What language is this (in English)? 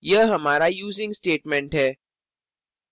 Hindi